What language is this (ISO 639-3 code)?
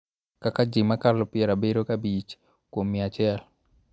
luo